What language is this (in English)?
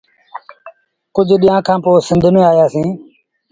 Sindhi Bhil